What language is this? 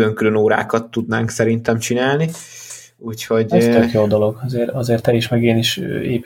Hungarian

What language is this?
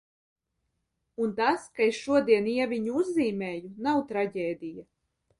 Latvian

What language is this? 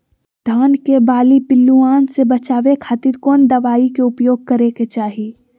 Magahi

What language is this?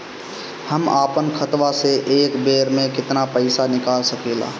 Bhojpuri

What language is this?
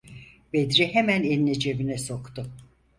Turkish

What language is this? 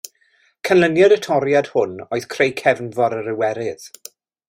Welsh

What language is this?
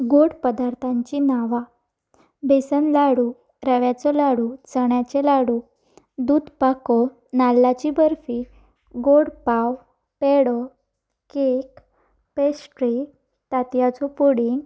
Konkani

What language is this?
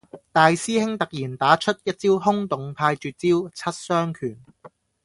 Cantonese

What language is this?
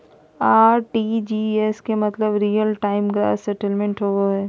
Magahi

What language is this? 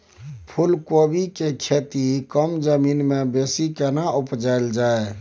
Maithili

